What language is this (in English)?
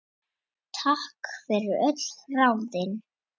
Icelandic